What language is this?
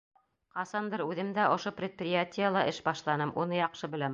Bashkir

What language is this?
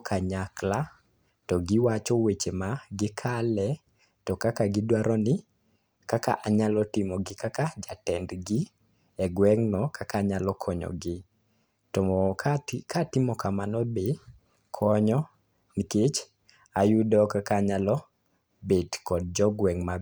Luo (Kenya and Tanzania)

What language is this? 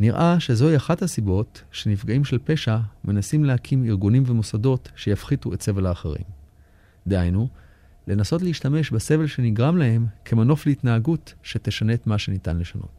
Hebrew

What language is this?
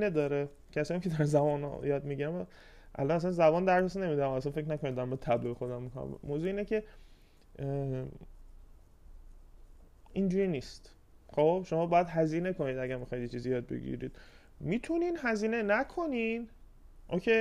Persian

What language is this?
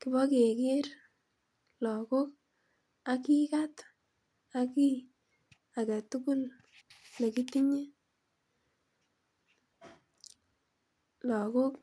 Kalenjin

